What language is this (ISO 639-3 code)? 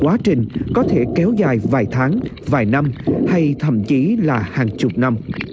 vie